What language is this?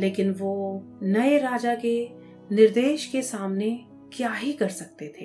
Hindi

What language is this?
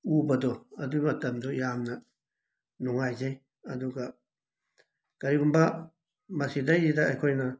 Manipuri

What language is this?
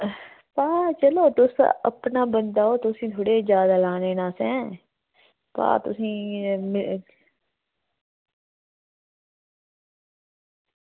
Dogri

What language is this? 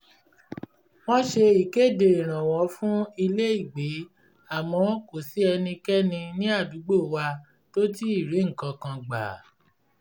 Yoruba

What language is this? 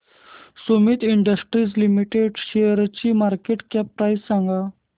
Marathi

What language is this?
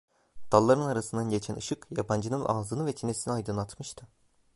Turkish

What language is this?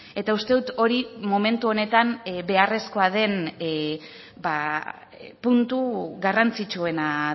Basque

